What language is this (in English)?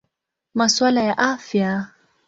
Swahili